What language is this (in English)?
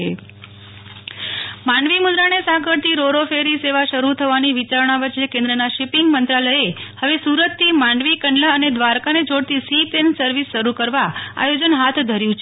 Gujarati